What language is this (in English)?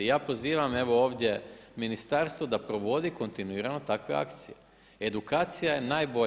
Croatian